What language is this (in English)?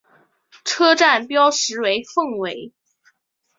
Chinese